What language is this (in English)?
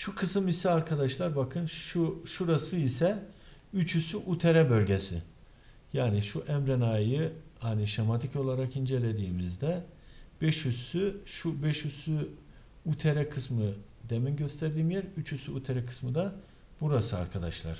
Turkish